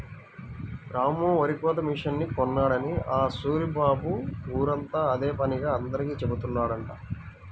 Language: Telugu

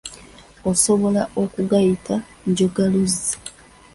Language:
Ganda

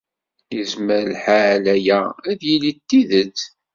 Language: Kabyle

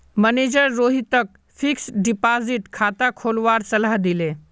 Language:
Magahi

